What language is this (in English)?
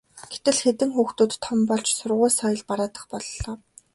Mongolian